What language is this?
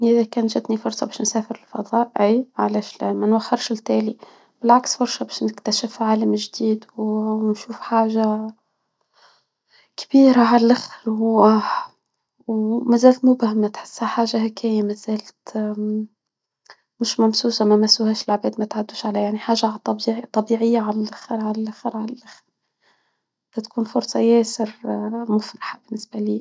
Tunisian Arabic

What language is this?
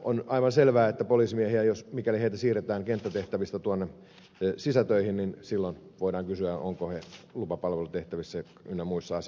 Finnish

